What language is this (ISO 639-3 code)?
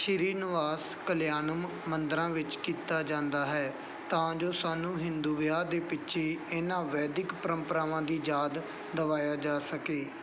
pan